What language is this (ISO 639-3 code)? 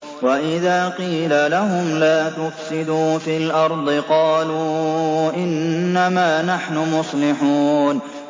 ara